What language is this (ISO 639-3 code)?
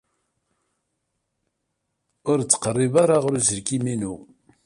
kab